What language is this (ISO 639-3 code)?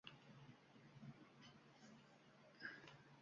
uzb